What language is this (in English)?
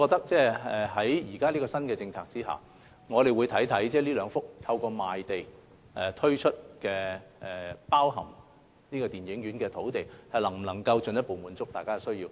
Cantonese